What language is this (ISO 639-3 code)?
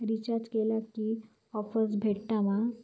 mar